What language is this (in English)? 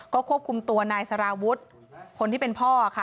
Thai